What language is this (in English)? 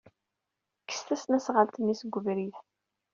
Kabyle